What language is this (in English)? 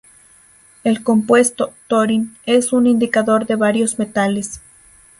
Spanish